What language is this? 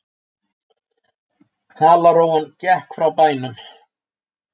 Icelandic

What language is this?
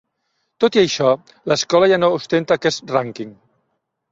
Catalan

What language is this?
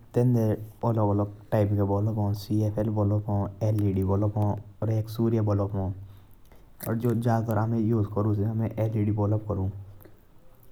Jaunsari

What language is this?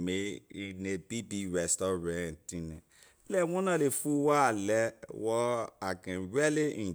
Liberian English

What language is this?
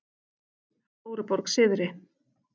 Icelandic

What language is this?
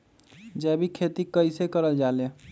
Magahi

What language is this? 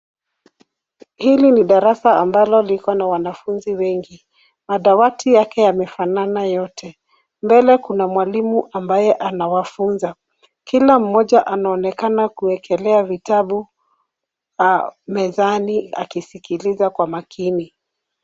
Swahili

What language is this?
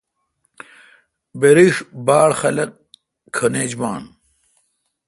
Kalkoti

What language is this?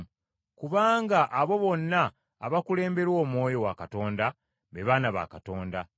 Ganda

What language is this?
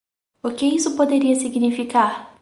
Portuguese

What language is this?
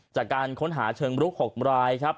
Thai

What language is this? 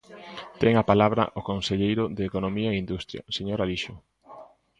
Galician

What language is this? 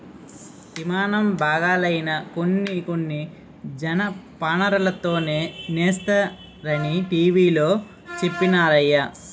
Telugu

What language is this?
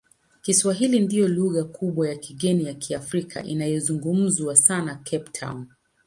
Swahili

